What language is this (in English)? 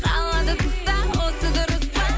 Kazakh